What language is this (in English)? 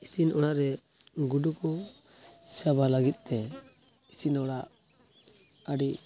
Santali